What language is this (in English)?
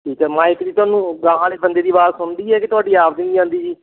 Punjabi